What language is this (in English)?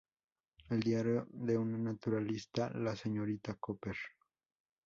Spanish